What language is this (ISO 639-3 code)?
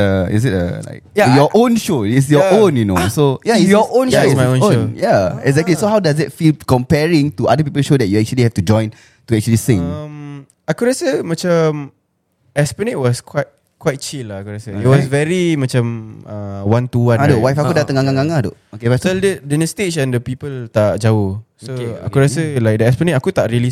msa